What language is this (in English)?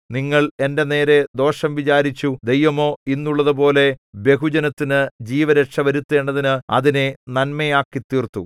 Malayalam